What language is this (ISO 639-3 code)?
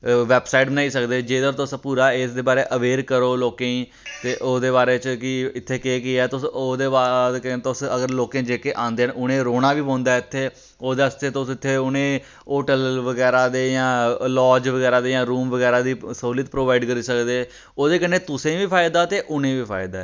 doi